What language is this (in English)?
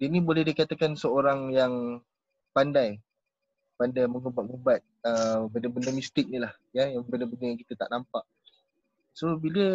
Malay